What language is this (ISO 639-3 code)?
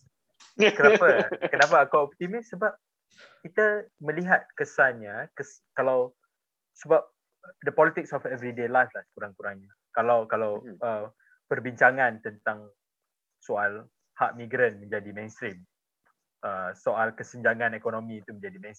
msa